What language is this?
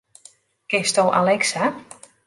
Western Frisian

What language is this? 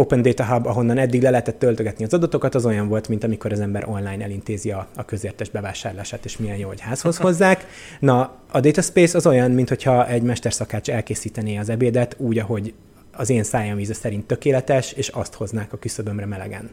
Hungarian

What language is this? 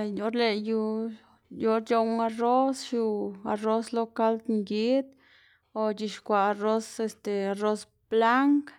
Xanaguía Zapotec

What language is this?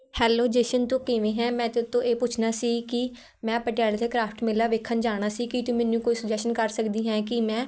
Punjabi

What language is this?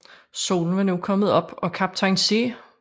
Danish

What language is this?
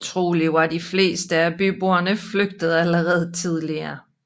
Danish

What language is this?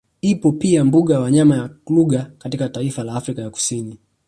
Swahili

